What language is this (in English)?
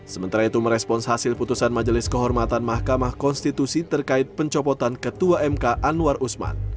Indonesian